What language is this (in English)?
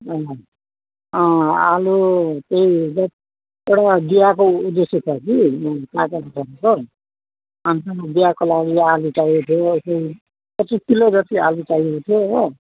Nepali